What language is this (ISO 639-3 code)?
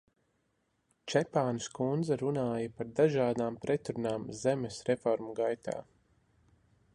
lav